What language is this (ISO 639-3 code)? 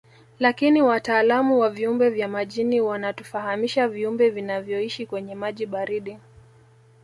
swa